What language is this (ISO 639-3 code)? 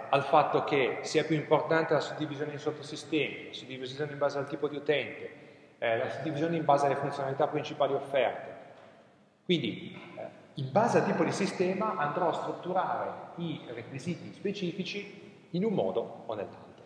ita